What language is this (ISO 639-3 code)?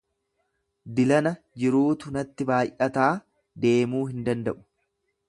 orm